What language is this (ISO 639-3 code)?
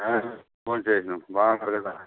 tel